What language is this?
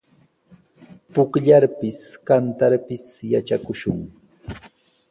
Sihuas Ancash Quechua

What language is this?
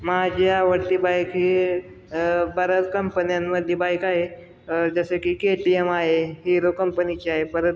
Marathi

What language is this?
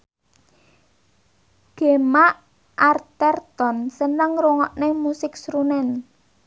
Javanese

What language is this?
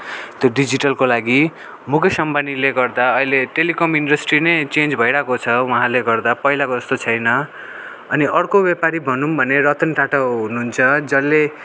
Nepali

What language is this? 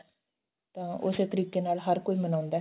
Punjabi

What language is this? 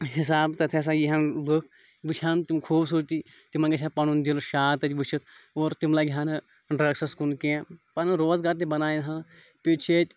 Kashmiri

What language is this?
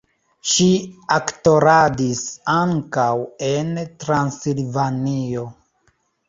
Esperanto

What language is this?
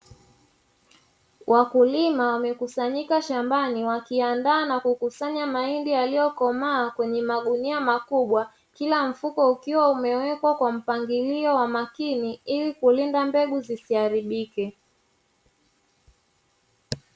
Swahili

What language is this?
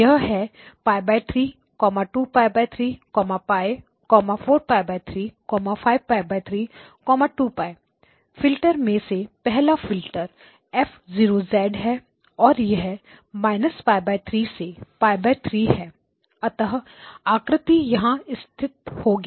Hindi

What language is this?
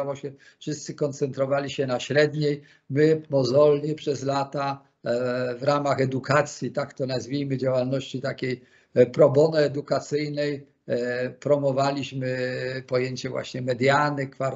Polish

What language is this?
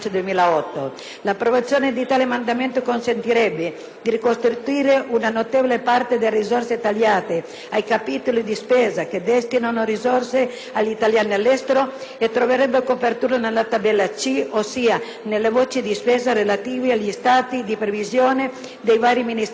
Italian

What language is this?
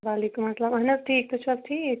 Kashmiri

